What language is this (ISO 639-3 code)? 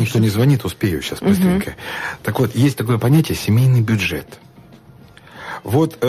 rus